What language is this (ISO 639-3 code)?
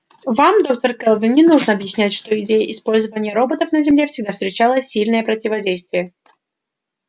rus